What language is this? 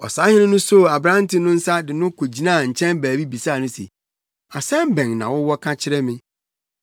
Akan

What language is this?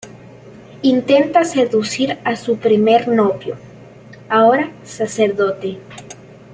Spanish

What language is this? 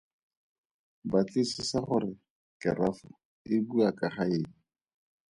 Tswana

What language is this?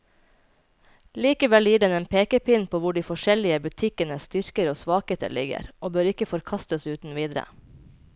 Norwegian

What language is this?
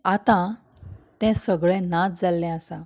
Konkani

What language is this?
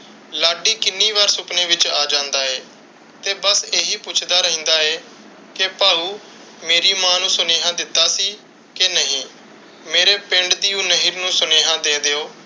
Punjabi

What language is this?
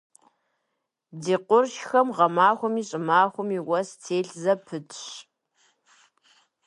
Kabardian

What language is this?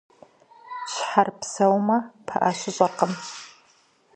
Kabardian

